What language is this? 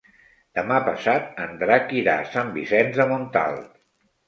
Catalan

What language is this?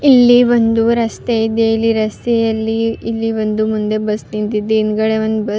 Kannada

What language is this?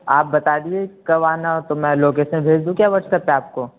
Urdu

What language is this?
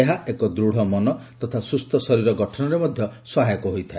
Odia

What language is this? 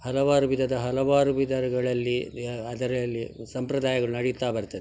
Kannada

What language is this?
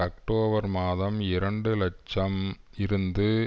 Tamil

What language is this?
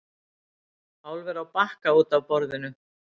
Icelandic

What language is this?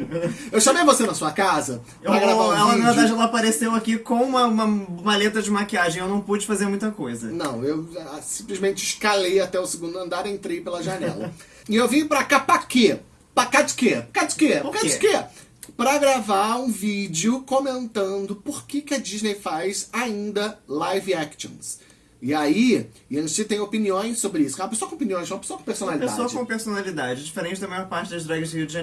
Portuguese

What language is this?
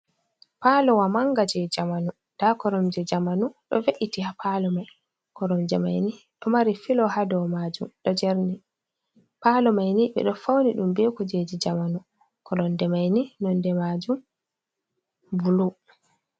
Fula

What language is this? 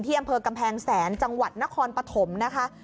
Thai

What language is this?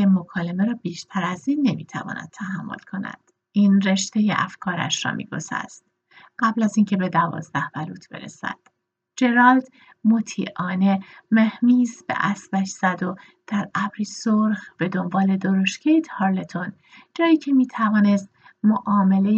Persian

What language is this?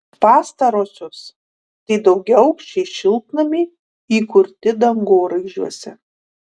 Lithuanian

